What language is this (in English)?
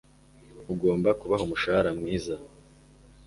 Kinyarwanda